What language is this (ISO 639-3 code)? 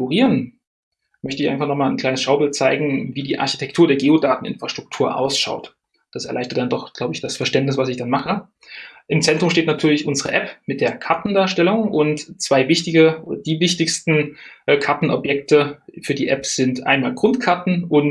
deu